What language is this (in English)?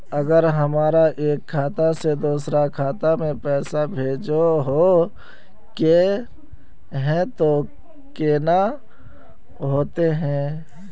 Magahi